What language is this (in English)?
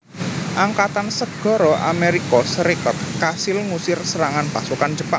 Javanese